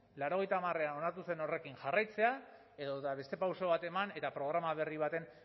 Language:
Basque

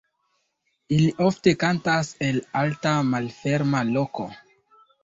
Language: Esperanto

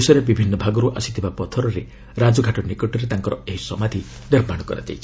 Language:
Odia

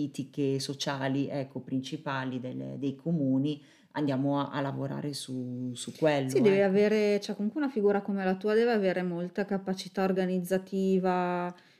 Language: Italian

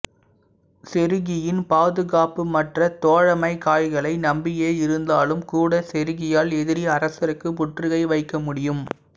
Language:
Tamil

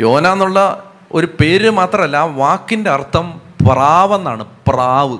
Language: Malayalam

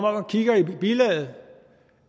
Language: Danish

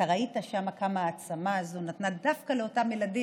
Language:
Hebrew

